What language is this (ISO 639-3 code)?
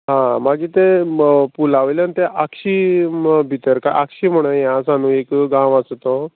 kok